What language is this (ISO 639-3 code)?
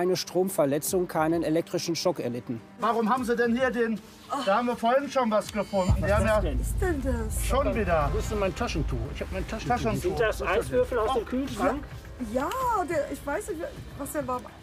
deu